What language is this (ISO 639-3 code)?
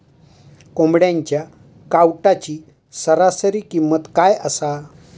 mar